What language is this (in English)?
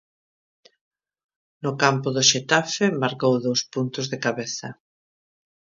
Galician